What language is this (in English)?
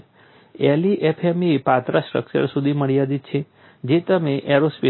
Gujarati